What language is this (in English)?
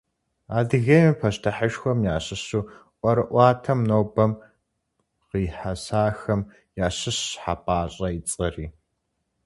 Kabardian